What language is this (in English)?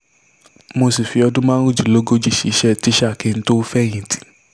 Yoruba